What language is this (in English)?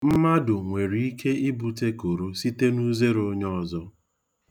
Igbo